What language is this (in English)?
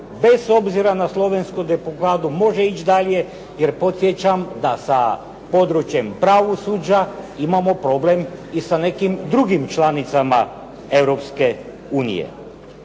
Croatian